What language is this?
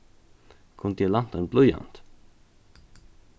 Faroese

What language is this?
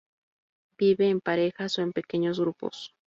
Spanish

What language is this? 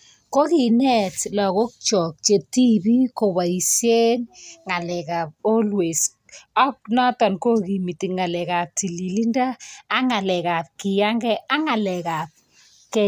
Kalenjin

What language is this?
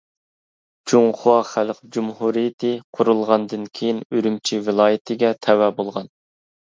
Uyghur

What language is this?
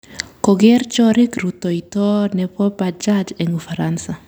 Kalenjin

